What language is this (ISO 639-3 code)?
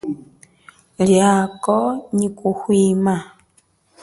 cjk